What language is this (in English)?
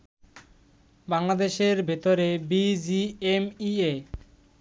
Bangla